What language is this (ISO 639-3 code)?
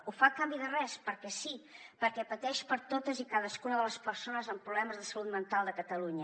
cat